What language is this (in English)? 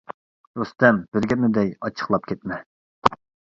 Uyghur